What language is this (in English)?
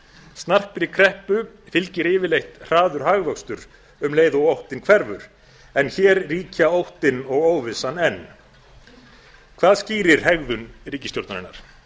Icelandic